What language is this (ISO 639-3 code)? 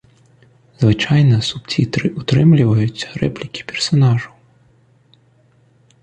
bel